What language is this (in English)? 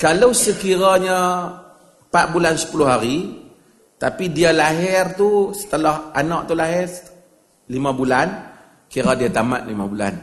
Malay